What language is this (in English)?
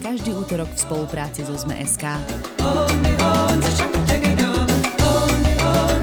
Slovak